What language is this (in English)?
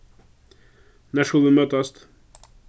Faroese